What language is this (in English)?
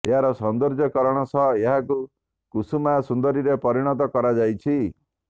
Odia